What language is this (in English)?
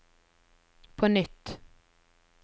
Norwegian